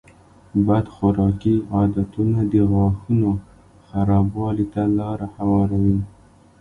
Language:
Pashto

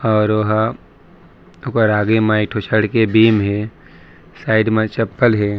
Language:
Chhattisgarhi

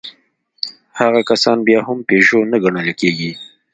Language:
Pashto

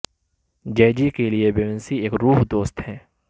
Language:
Urdu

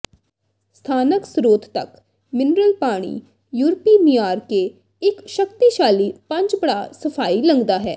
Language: Punjabi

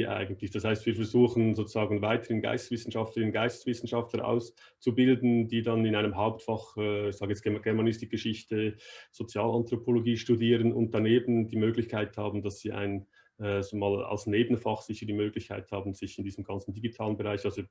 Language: German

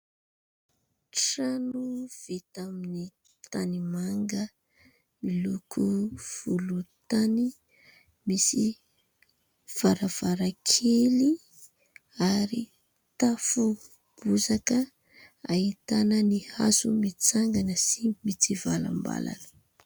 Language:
Malagasy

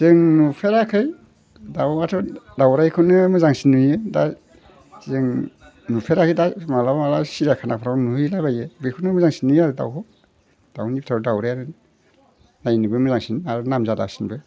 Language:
Bodo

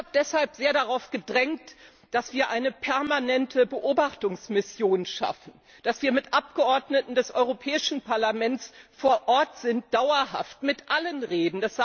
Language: German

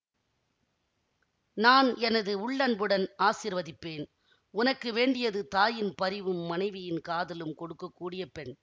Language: Tamil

